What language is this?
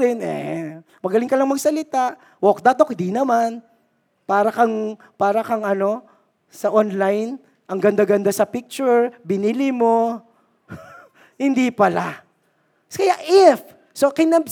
Filipino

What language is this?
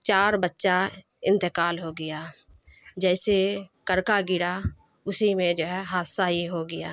Urdu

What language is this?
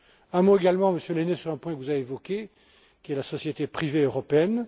French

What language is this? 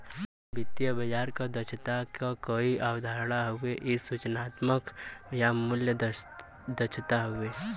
Bhojpuri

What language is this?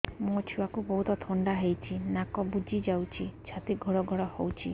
Odia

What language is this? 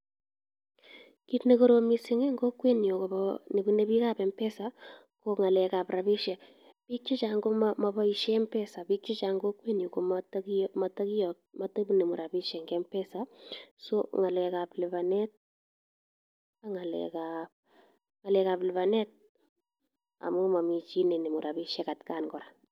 Kalenjin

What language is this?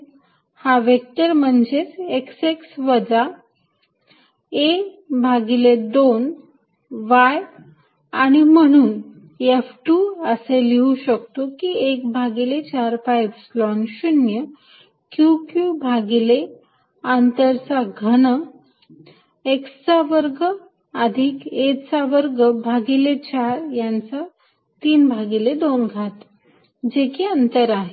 Marathi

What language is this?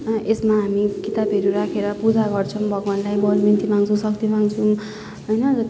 Nepali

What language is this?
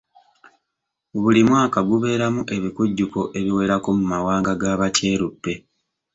Ganda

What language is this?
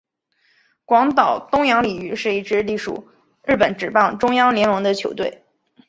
Chinese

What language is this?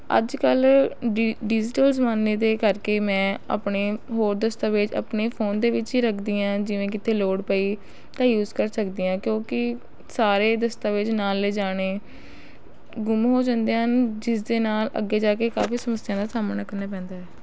Punjabi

